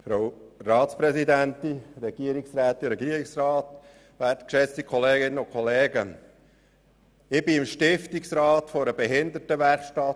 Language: Swiss German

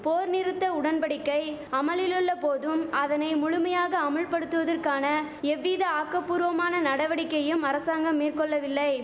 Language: Tamil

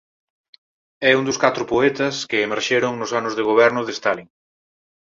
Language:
Galician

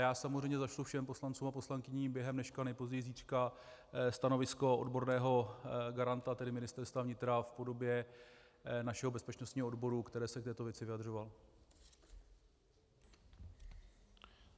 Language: Czech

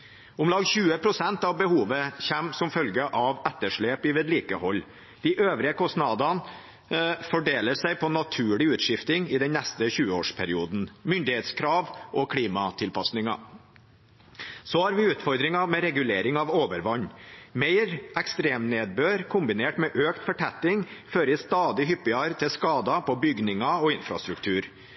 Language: Norwegian Bokmål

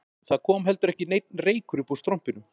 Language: Icelandic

